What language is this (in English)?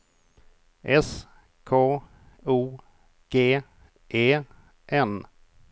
Swedish